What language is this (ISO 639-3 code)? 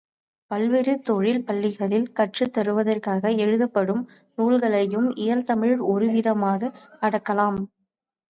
tam